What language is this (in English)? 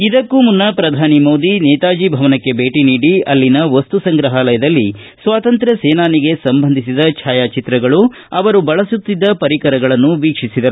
Kannada